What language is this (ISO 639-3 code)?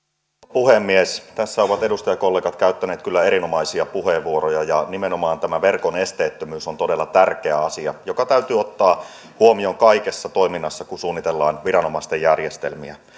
fin